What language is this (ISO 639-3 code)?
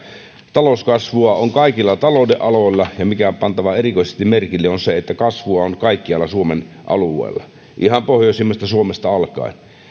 fin